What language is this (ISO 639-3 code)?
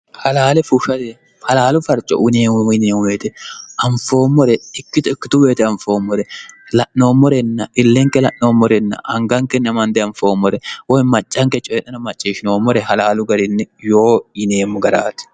sid